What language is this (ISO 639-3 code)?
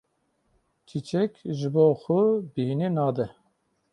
kur